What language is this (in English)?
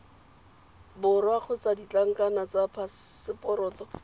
Tswana